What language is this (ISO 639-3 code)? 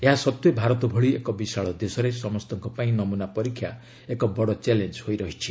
ori